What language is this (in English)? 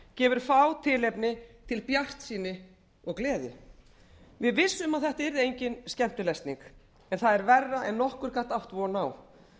Icelandic